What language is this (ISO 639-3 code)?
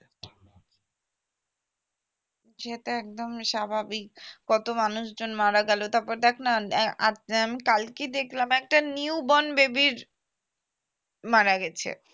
ben